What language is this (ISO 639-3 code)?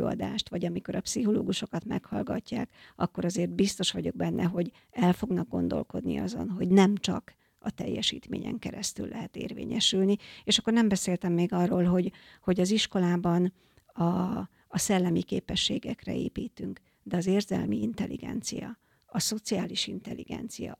hun